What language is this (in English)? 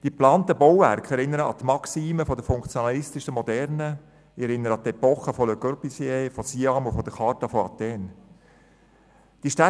Swiss German